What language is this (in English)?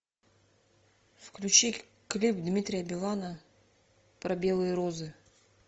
Russian